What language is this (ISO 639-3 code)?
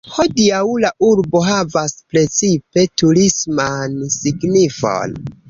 epo